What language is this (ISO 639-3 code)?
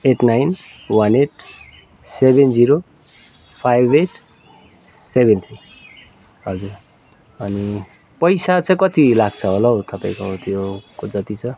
nep